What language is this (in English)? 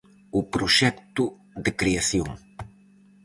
Galician